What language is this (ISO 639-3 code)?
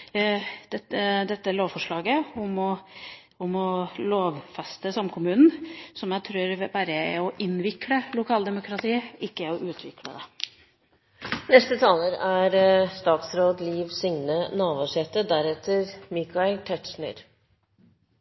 nor